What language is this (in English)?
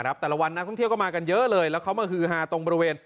Thai